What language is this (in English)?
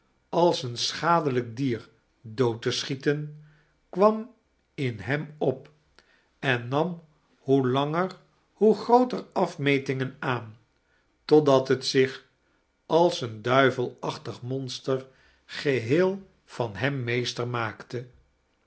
Dutch